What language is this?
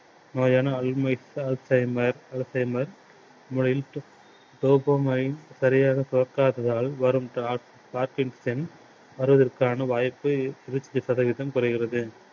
Tamil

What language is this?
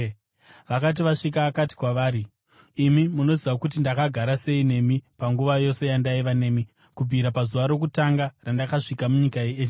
Shona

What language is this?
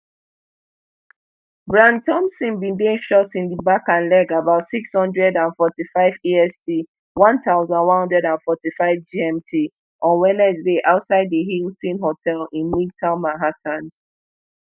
Nigerian Pidgin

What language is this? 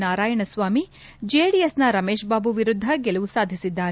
Kannada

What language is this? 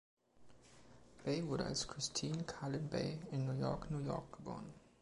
German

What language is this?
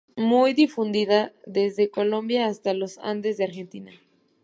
Spanish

